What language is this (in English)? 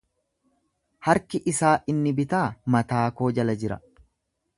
Oromo